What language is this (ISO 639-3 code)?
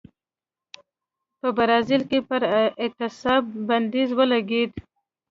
pus